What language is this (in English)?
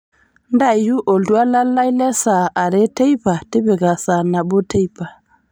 Masai